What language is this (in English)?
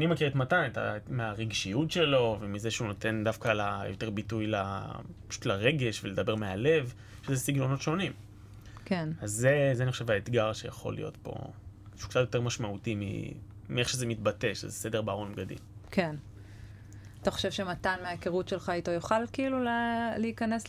Hebrew